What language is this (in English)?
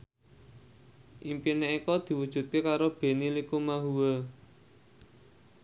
Javanese